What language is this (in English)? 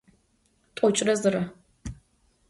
Adyghe